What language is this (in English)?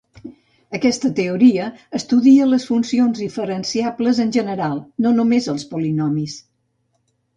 Catalan